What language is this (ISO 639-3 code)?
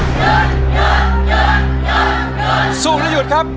tha